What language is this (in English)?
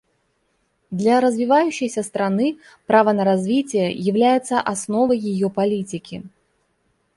Russian